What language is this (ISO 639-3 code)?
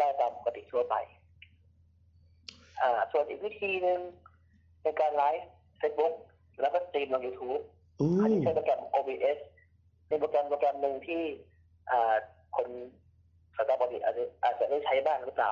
tha